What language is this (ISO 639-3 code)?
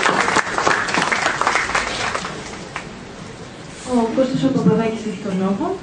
ell